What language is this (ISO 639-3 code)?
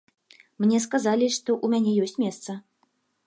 bel